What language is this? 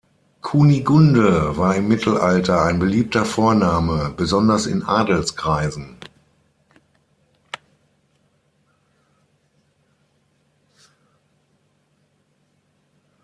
German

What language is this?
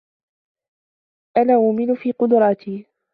Arabic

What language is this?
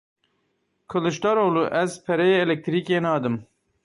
Kurdish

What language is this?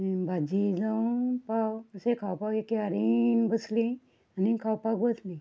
Konkani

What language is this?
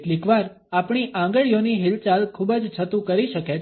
Gujarati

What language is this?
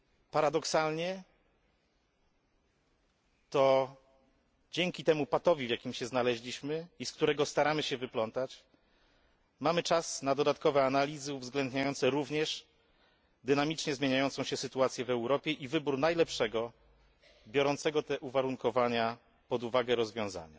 Polish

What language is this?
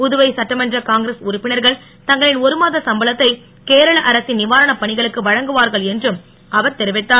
Tamil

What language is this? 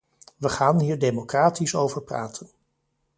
Dutch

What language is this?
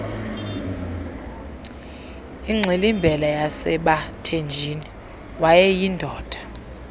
Xhosa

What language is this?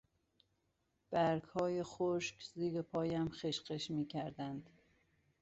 Persian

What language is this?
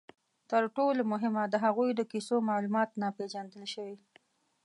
Pashto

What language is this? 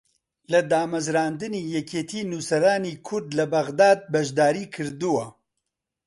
Central Kurdish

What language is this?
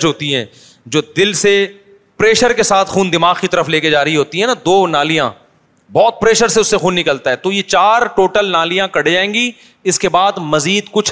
Urdu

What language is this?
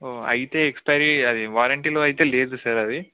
Telugu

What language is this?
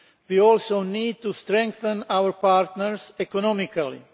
English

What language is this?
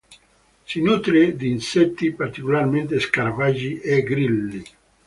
Italian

